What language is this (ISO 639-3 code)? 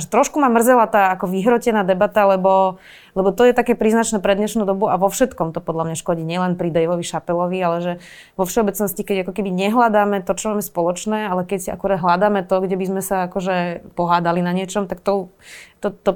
slk